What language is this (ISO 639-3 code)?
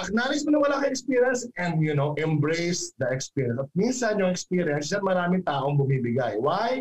fil